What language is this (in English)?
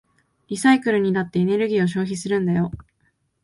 Japanese